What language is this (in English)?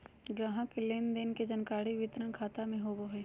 Magahi